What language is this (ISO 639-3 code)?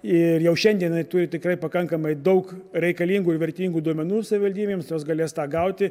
lit